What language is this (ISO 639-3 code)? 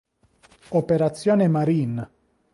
ita